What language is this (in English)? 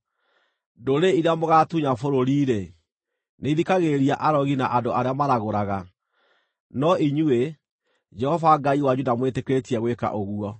Kikuyu